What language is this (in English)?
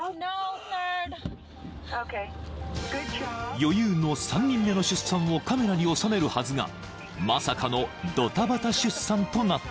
Japanese